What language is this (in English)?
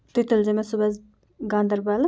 Kashmiri